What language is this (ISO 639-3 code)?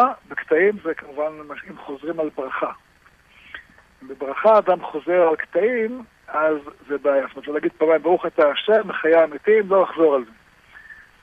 heb